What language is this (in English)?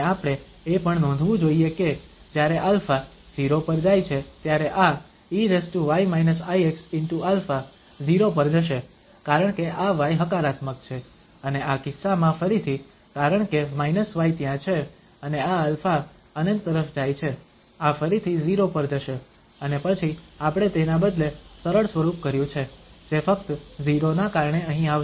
Gujarati